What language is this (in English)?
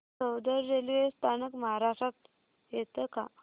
Marathi